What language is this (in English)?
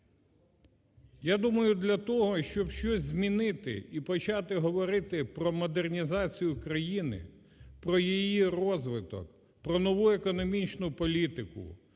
Ukrainian